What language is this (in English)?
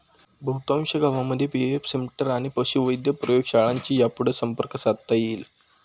Marathi